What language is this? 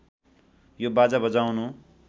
Nepali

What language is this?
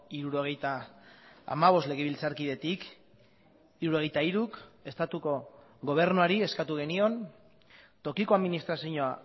Basque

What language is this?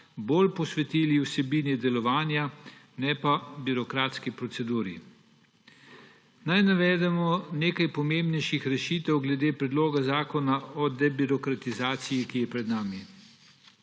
Slovenian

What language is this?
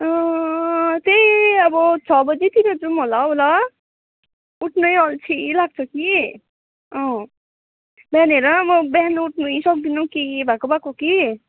Nepali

